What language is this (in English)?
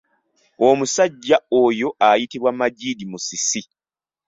Ganda